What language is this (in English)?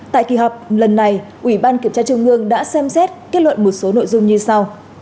Vietnamese